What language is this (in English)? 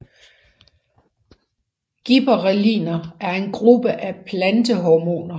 Danish